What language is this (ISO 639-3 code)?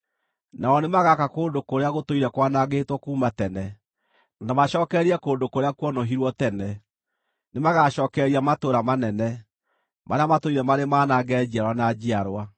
kik